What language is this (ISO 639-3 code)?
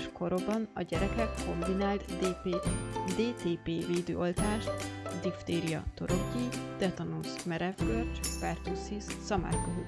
hun